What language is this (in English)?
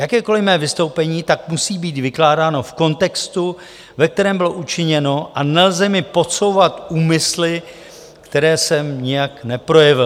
Czech